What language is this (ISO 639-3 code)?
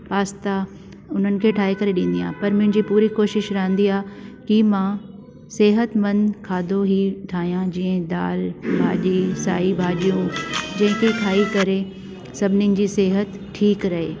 snd